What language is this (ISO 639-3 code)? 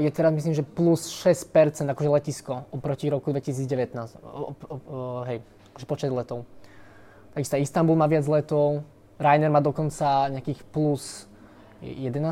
slk